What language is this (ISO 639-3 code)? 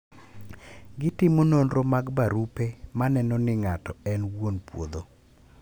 luo